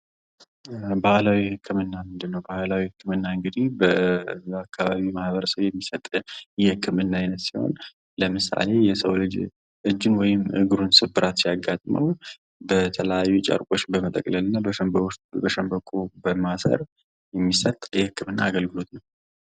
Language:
Amharic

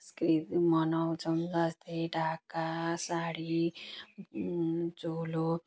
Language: Nepali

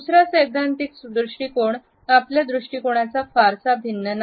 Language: Marathi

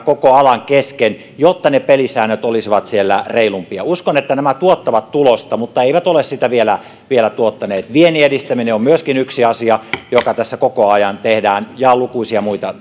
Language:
Finnish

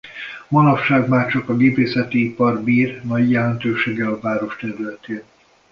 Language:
Hungarian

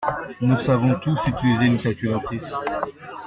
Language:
French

